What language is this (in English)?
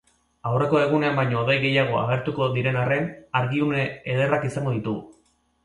Basque